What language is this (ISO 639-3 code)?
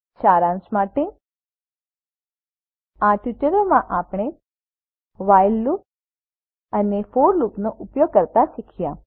guj